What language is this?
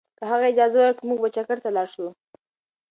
Pashto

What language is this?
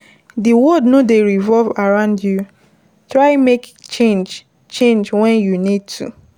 Nigerian Pidgin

